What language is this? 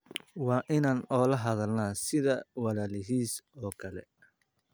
Somali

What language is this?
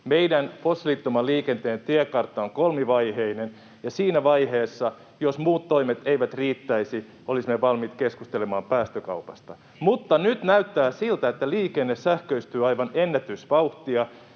Finnish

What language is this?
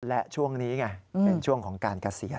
Thai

